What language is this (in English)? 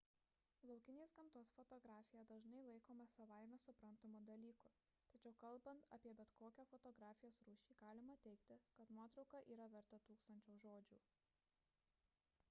Lithuanian